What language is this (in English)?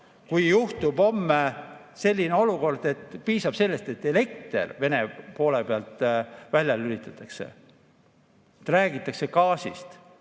Estonian